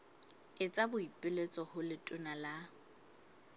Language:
Southern Sotho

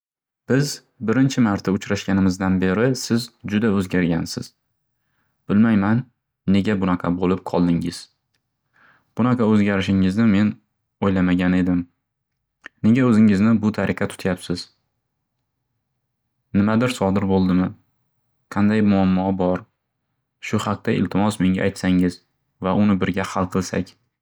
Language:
Uzbek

